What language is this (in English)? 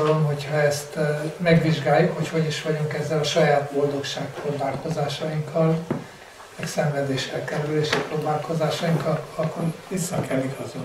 Hungarian